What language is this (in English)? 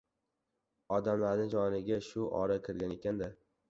Uzbek